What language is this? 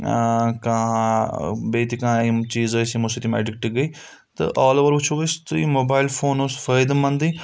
Kashmiri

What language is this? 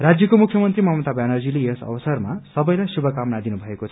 Nepali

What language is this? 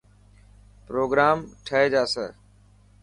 Dhatki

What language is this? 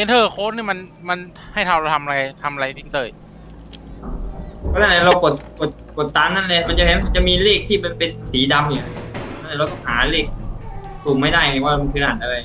Thai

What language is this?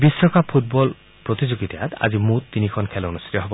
Assamese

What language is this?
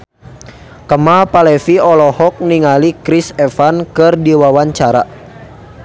Sundanese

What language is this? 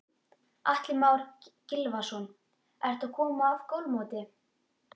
Icelandic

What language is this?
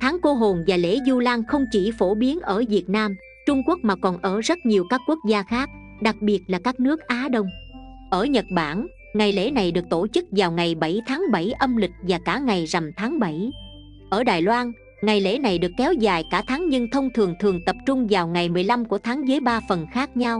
Vietnamese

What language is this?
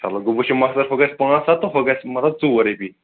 Kashmiri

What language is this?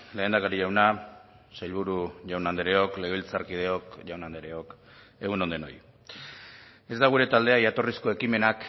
Basque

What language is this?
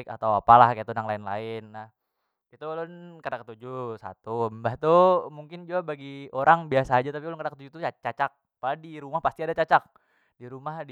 Banjar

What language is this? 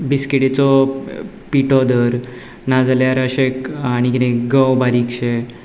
Konkani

